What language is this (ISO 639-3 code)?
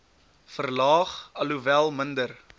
afr